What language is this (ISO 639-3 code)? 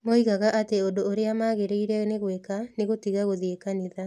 kik